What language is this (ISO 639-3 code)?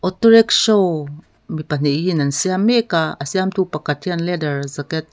lus